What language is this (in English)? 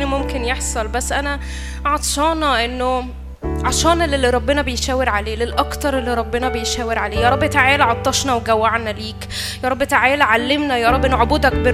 Arabic